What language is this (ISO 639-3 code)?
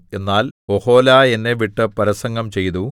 mal